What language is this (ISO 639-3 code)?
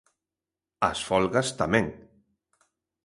glg